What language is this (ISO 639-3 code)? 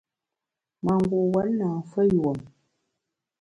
bax